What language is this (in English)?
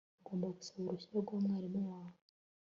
Kinyarwanda